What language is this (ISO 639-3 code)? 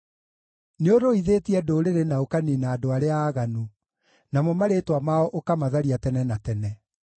kik